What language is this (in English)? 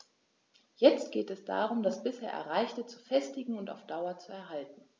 German